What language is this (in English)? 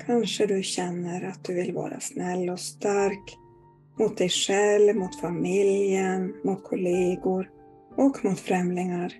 Swedish